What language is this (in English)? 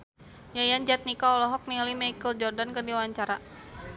Sundanese